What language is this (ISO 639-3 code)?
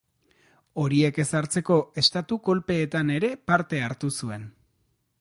eus